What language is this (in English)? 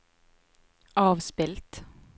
Norwegian